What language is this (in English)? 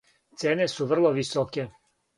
Serbian